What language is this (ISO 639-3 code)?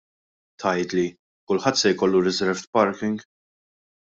mlt